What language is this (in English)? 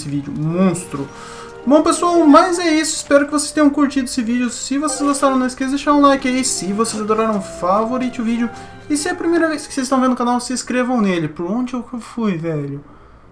Portuguese